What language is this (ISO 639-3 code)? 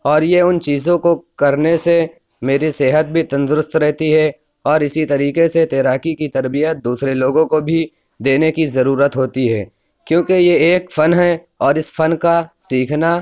urd